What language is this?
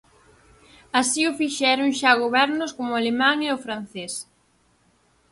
Galician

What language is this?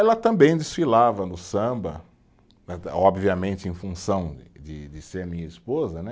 Portuguese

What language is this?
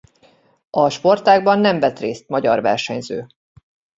Hungarian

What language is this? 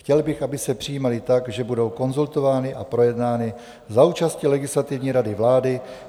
Czech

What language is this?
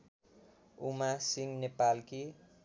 Nepali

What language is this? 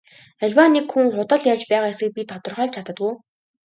Mongolian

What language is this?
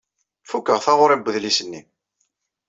Kabyle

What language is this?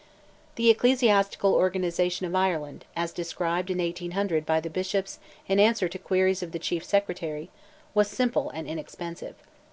English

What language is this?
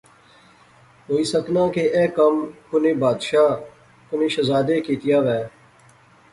Pahari-Potwari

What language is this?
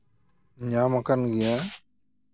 Santali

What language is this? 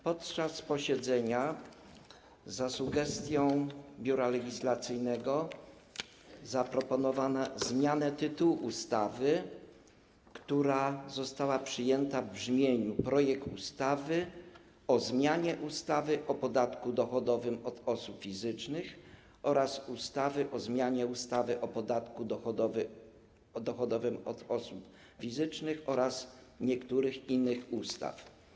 Polish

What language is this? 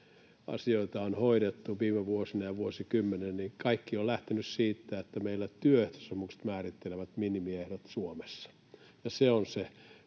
Finnish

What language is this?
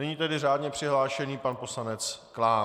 Czech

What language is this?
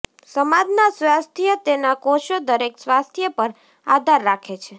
Gujarati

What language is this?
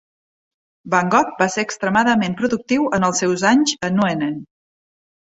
Catalan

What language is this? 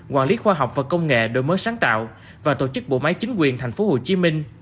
Vietnamese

